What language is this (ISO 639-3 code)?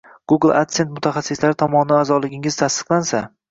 uzb